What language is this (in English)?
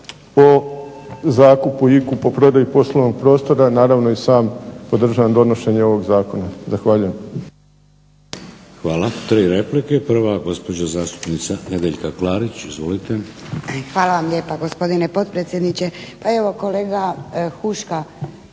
Croatian